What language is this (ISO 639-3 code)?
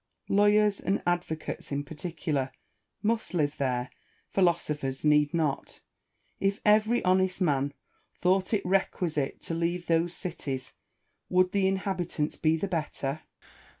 eng